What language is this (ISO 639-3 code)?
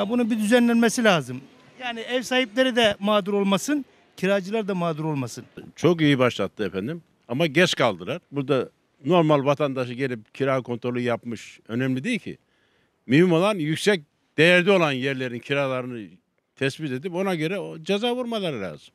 tur